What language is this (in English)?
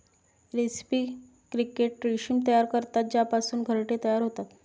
Marathi